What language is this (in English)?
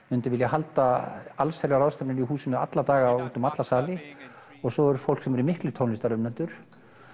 Icelandic